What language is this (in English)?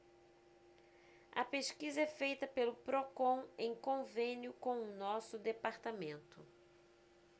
Portuguese